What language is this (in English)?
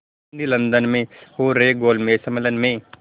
Hindi